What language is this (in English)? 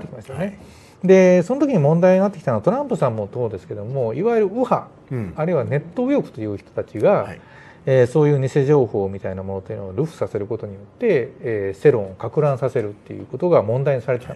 Japanese